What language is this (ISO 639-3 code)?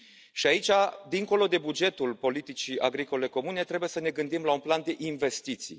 ron